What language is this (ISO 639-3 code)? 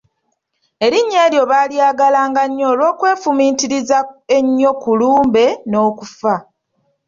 lug